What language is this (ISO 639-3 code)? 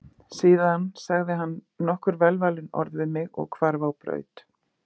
isl